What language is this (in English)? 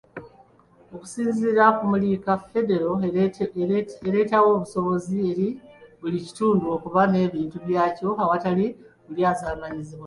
Ganda